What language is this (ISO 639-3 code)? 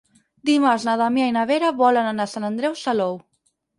cat